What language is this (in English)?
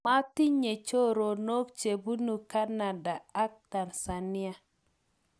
Kalenjin